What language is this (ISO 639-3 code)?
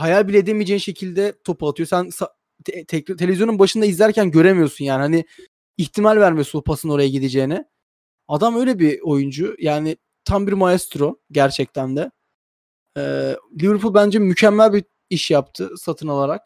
tur